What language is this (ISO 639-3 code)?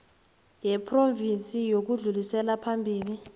nbl